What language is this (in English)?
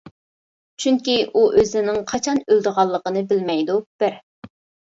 Uyghur